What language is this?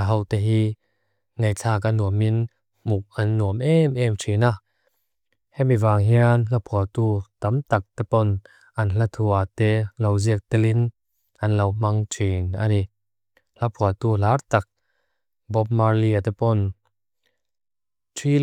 Mizo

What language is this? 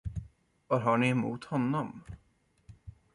Swedish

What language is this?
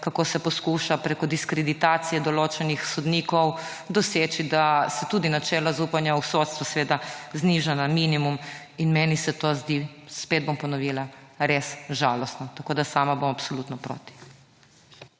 Slovenian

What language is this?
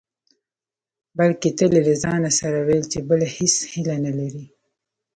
Pashto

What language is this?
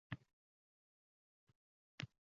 Uzbek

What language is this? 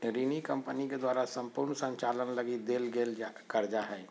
Magahi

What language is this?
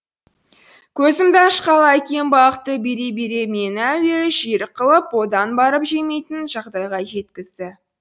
Kazakh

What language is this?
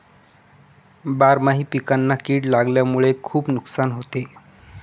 Marathi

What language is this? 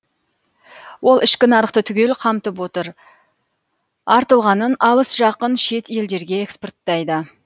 Kazakh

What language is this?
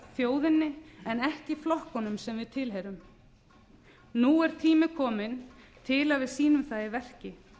Icelandic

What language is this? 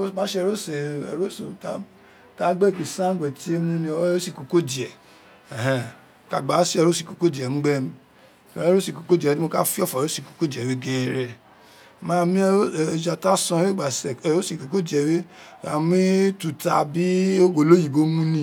Isekiri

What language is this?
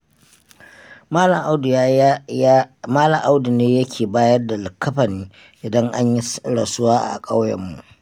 Hausa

